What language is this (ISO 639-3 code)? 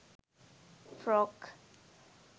sin